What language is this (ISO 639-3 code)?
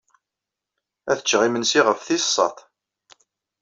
kab